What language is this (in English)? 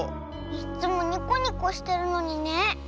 Japanese